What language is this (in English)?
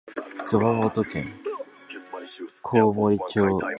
Japanese